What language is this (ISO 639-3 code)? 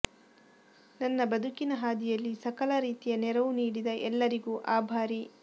kan